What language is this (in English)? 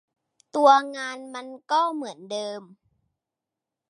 Thai